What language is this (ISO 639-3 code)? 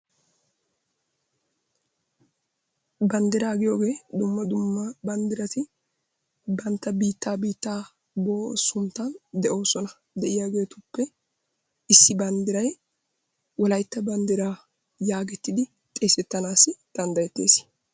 wal